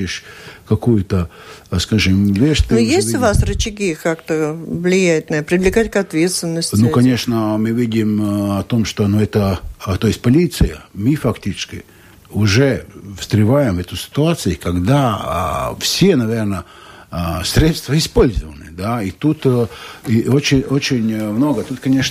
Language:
Russian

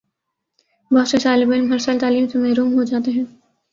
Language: Urdu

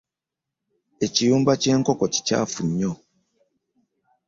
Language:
Ganda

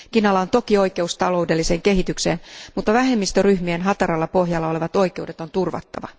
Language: Finnish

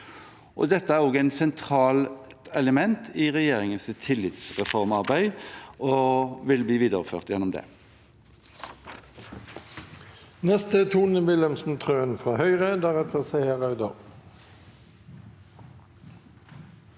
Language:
Norwegian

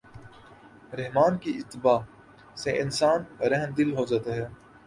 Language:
Urdu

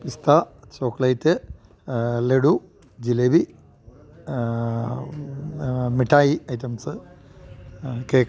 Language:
Malayalam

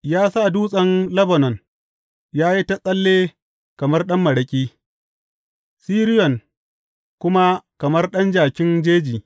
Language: Hausa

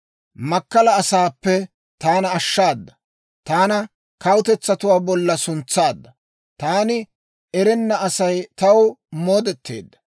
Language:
Dawro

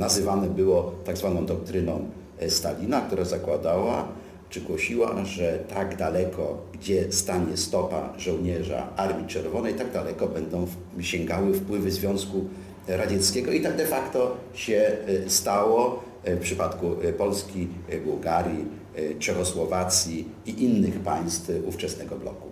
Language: Polish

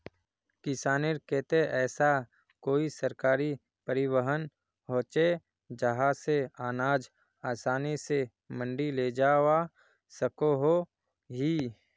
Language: Magahi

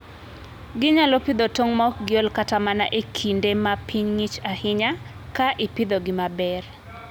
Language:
Luo (Kenya and Tanzania)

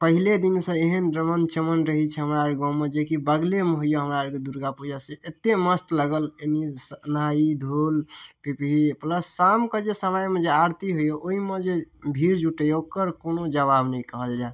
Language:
Maithili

